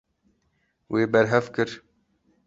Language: Kurdish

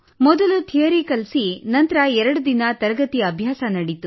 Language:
Kannada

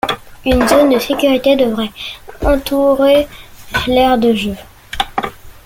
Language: French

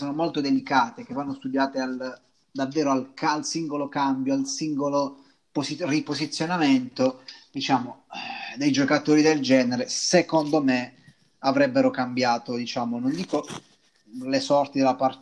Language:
Italian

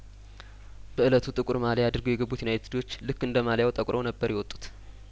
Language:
Amharic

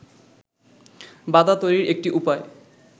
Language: Bangla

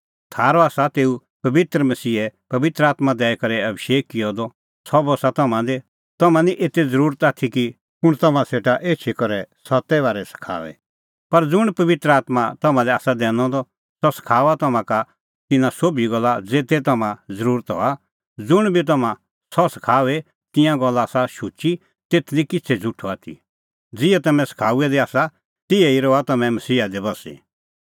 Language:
Kullu Pahari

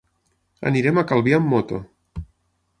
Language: Catalan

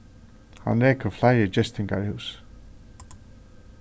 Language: Faroese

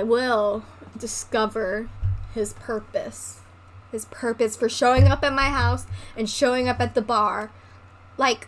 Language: English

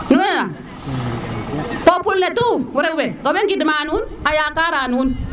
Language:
Serer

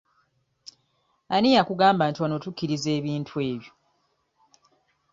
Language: Ganda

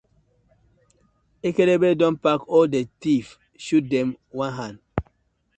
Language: Nigerian Pidgin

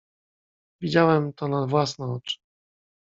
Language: Polish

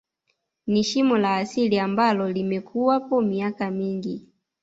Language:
Swahili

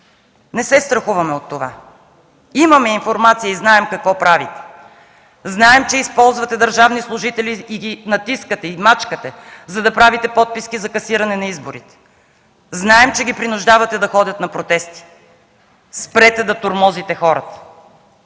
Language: Bulgarian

